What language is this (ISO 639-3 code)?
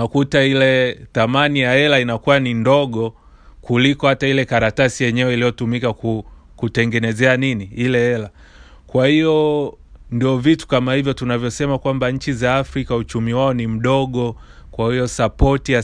swa